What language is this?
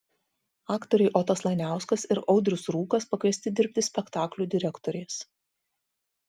Lithuanian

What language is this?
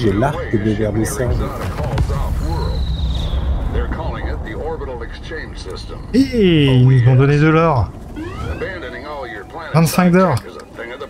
French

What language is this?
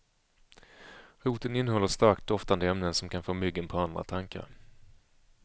Swedish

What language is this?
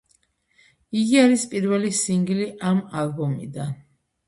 Georgian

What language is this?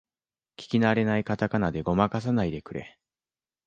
Japanese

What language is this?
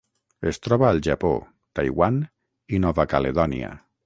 Catalan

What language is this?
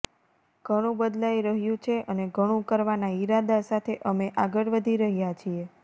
Gujarati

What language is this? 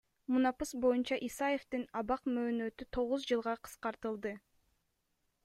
Kyrgyz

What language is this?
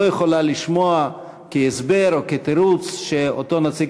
Hebrew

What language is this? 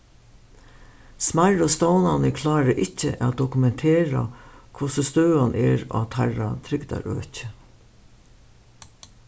Faroese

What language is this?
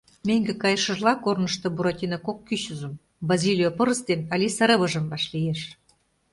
Mari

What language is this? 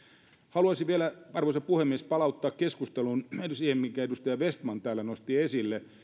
Finnish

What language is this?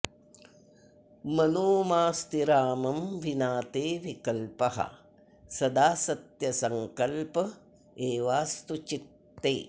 Sanskrit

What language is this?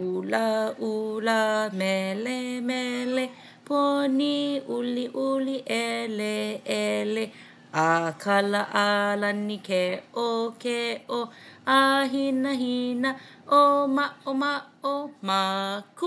Hawaiian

